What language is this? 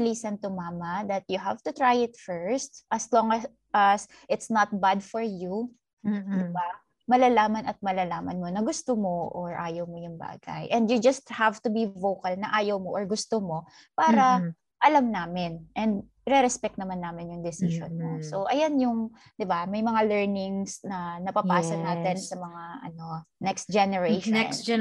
Filipino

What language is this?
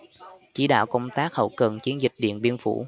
Vietnamese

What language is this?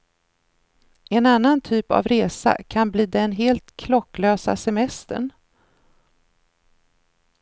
Swedish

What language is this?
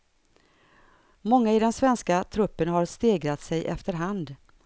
Swedish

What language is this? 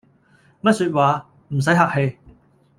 Cantonese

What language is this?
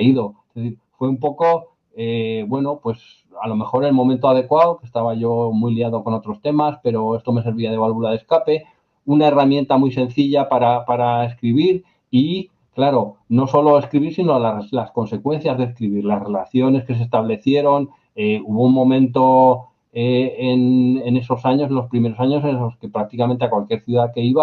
Spanish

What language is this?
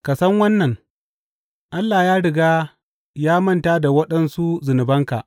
Hausa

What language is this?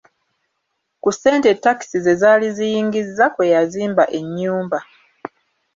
Ganda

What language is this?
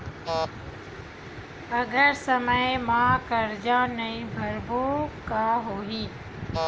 Chhattisgarhi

